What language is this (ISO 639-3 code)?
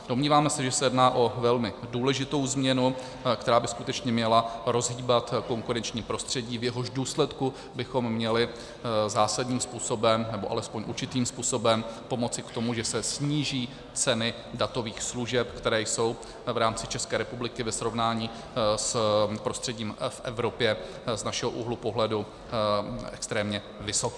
ces